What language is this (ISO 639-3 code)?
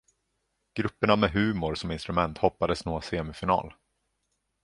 swe